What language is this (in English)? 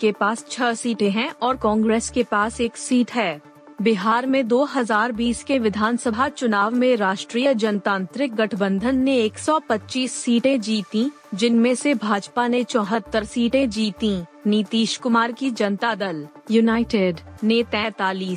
Hindi